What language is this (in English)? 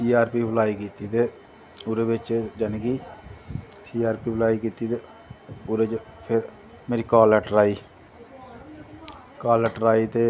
Dogri